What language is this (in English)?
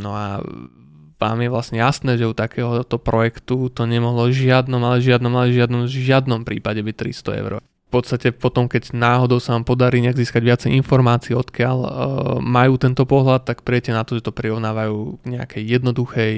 Slovak